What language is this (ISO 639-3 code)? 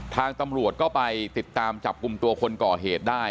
tha